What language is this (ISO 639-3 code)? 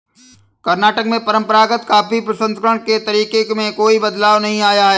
hin